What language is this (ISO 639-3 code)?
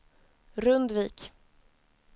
swe